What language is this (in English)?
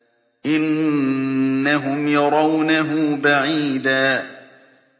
Arabic